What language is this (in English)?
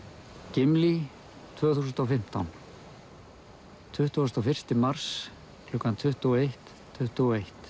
Icelandic